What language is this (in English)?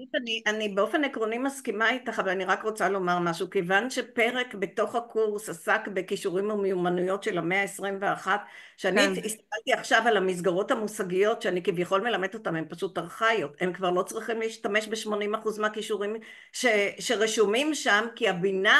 Hebrew